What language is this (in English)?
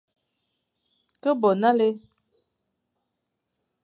Fang